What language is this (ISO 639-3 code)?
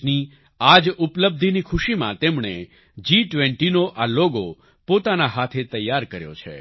guj